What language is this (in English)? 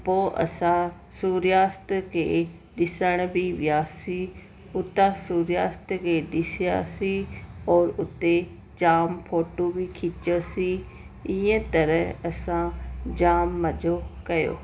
Sindhi